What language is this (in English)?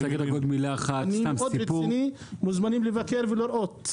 Hebrew